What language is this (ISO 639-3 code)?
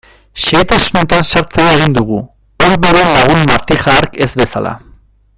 eus